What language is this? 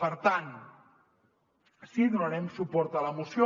Catalan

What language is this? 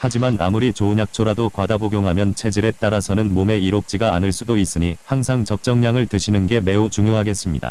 Korean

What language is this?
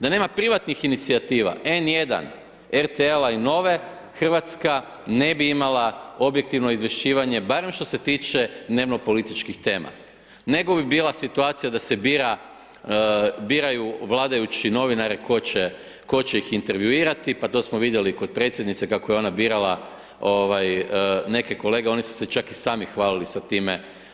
Croatian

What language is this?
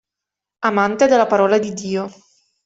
Italian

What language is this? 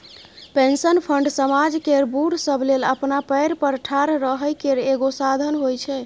Maithili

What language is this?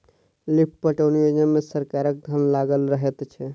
Maithili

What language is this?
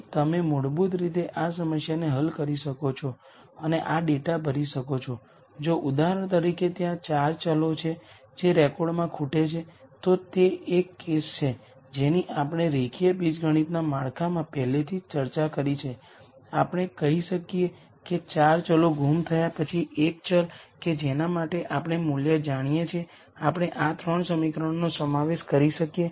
Gujarati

